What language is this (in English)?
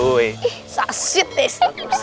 Indonesian